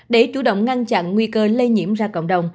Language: Vietnamese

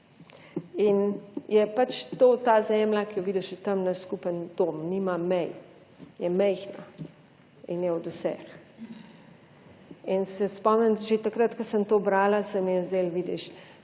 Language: Slovenian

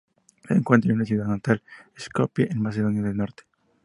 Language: Spanish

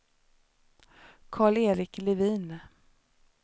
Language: Swedish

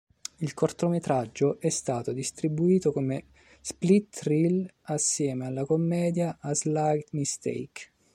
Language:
Italian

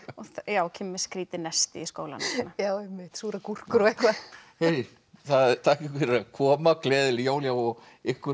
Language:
Icelandic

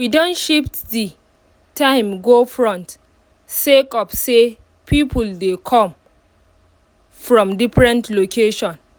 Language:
Nigerian Pidgin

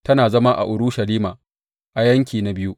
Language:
Hausa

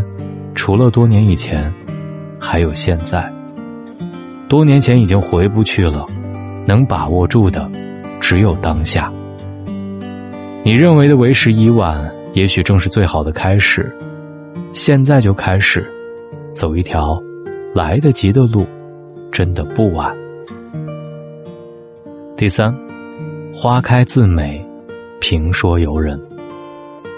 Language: Chinese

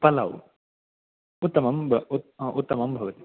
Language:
Sanskrit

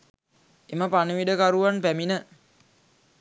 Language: Sinhala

